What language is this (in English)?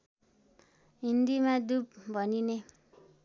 Nepali